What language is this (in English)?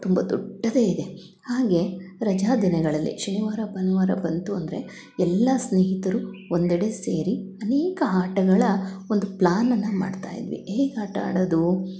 Kannada